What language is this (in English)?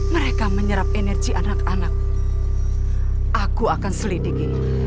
Indonesian